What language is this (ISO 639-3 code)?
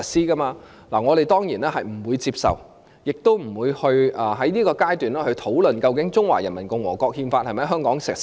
yue